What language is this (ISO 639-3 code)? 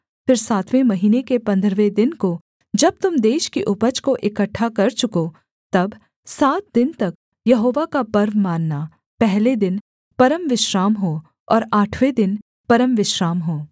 hin